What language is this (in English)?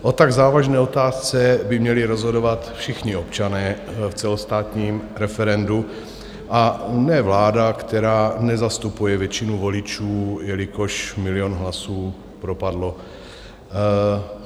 Czech